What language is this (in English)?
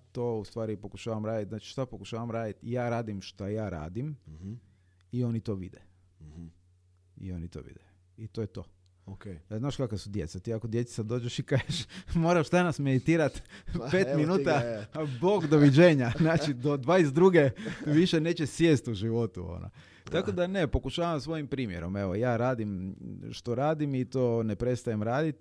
Croatian